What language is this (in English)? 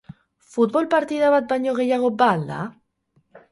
Basque